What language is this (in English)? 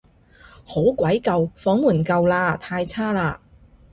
Cantonese